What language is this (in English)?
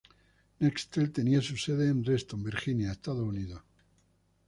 Spanish